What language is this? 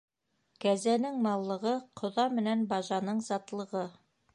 Bashkir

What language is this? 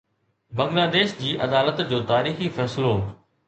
Sindhi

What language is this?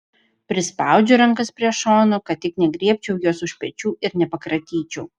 Lithuanian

